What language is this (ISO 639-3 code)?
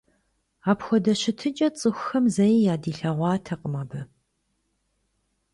kbd